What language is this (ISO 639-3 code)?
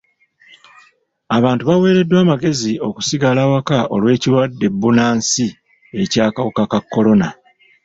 lug